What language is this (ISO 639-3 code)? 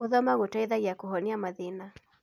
kik